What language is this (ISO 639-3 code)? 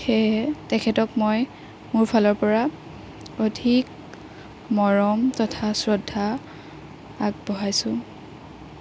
asm